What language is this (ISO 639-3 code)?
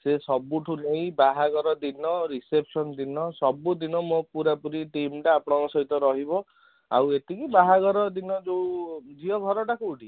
ori